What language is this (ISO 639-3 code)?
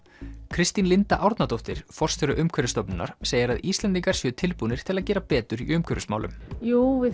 isl